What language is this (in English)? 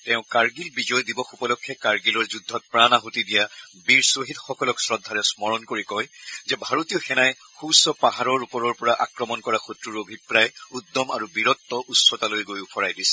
Assamese